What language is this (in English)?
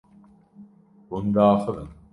Kurdish